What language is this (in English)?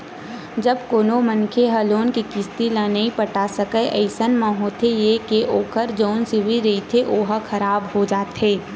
Chhattisgarhi